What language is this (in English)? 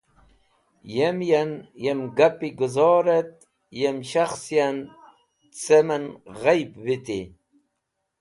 Wakhi